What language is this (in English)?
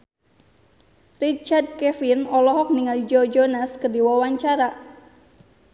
Sundanese